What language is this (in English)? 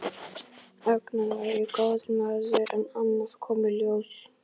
Icelandic